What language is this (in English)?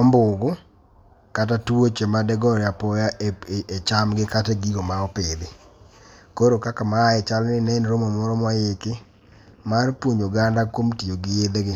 Luo (Kenya and Tanzania)